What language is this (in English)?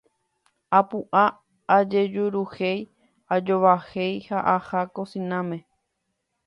Guarani